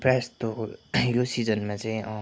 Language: Nepali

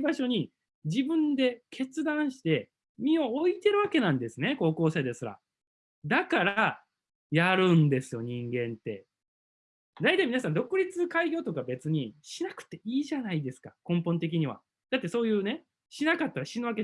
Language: Japanese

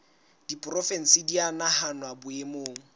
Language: Southern Sotho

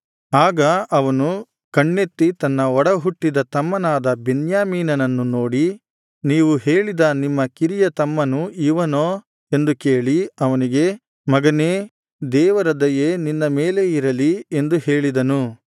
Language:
Kannada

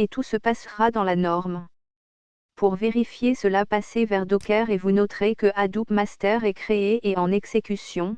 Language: French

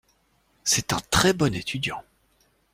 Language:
French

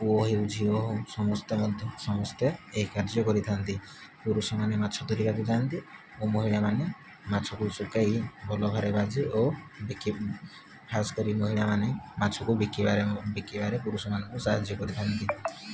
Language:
Odia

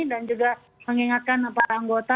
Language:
Indonesian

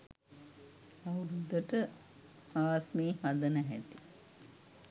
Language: Sinhala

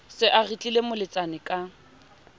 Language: Southern Sotho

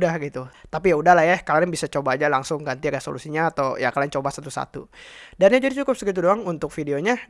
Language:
Indonesian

